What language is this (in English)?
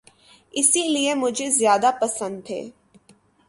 Urdu